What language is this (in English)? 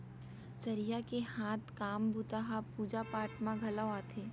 Chhattisgarhi